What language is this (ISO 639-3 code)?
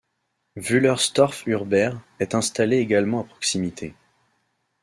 fra